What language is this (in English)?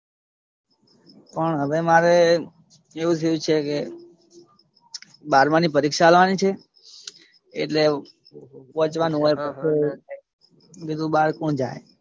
Gujarati